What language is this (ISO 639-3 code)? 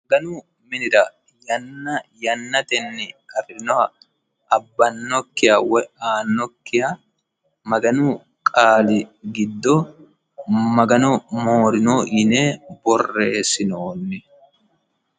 sid